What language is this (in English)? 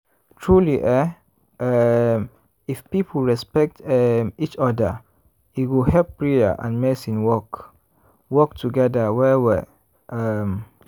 Nigerian Pidgin